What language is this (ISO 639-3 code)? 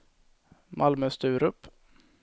swe